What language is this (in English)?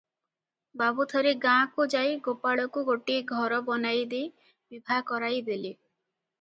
Odia